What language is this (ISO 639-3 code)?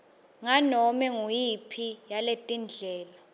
ssw